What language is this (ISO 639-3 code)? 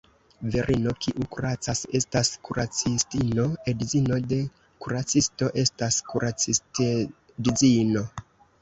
epo